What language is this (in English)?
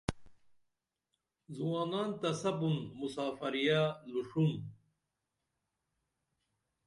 Dameli